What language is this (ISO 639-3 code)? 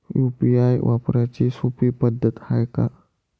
mar